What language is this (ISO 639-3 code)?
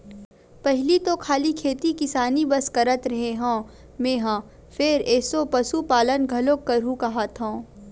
hne